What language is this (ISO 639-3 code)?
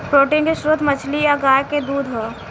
bho